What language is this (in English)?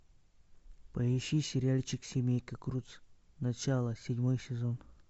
Russian